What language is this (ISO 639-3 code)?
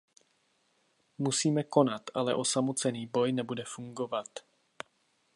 ces